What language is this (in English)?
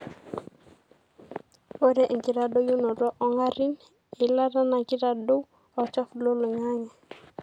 Masai